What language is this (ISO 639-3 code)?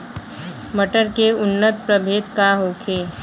bho